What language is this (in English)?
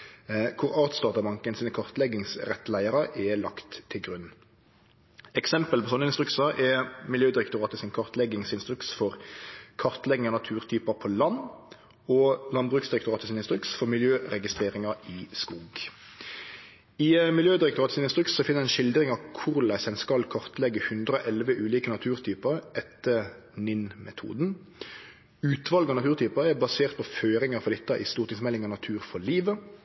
Norwegian Nynorsk